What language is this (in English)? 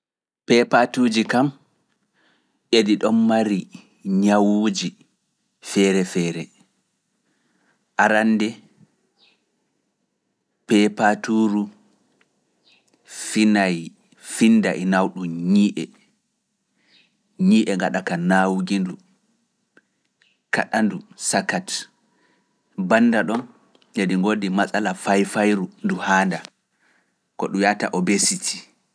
Fula